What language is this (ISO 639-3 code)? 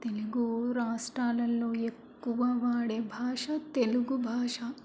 tel